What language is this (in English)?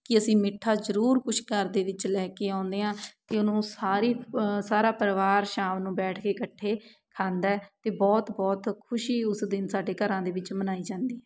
Punjabi